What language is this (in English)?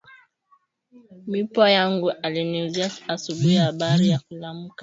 Swahili